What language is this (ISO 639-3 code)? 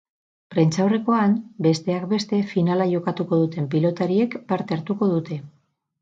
eus